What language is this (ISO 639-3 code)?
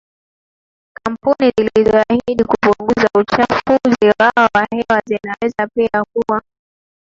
swa